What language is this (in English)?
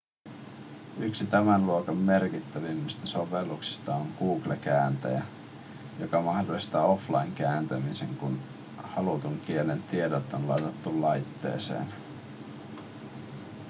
Finnish